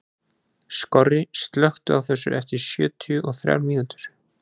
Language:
Icelandic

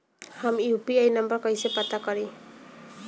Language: Bhojpuri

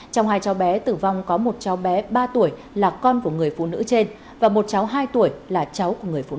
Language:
Vietnamese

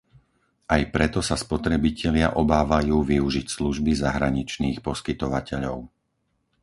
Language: Slovak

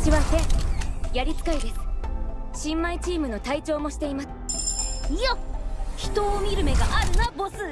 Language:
Japanese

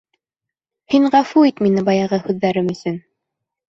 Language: Bashkir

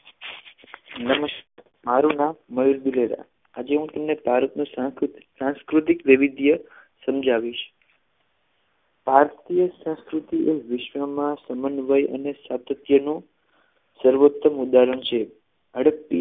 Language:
Gujarati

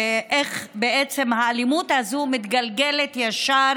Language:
Hebrew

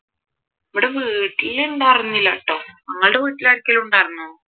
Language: Malayalam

